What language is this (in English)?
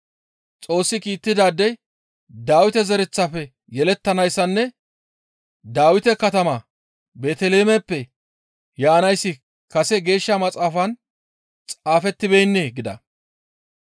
Gamo